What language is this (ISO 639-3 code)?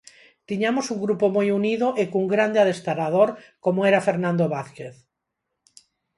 glg